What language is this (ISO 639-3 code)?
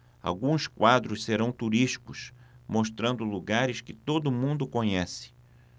por